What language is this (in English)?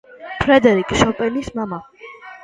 Georgian